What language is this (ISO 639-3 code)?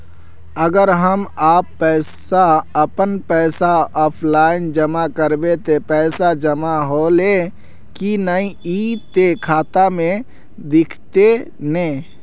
mag